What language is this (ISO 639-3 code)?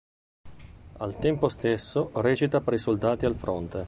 ita